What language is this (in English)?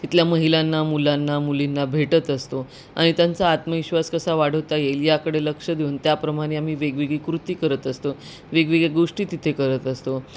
Marathi